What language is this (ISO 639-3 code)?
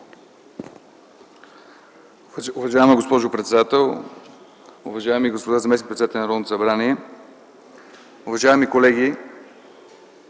bul